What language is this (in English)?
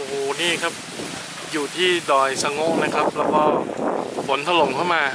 Thai